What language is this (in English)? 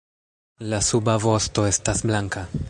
Esperanto